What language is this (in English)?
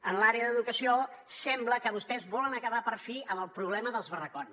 Catalan